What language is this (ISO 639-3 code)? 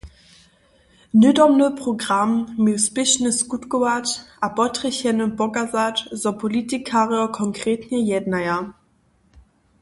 hsb